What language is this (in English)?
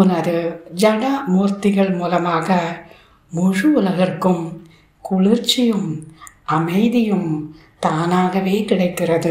Tamil